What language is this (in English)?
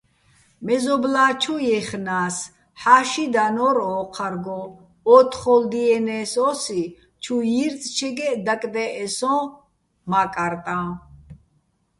Bats